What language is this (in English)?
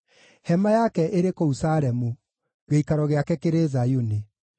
Kikuyu